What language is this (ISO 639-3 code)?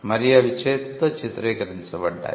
tel